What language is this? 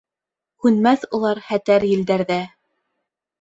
Bashkir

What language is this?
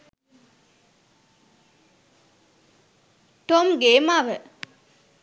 Sinhala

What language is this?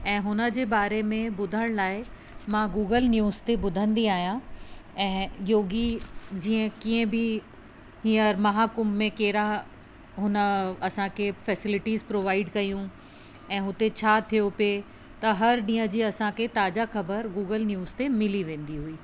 Sindhi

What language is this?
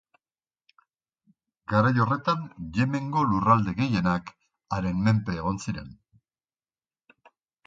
Basque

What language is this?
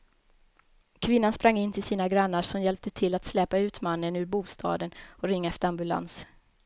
Swedish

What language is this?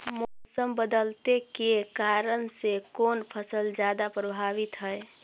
Magahi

